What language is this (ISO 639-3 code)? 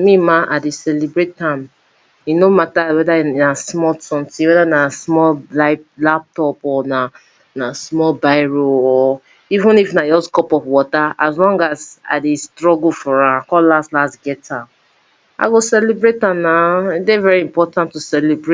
pcm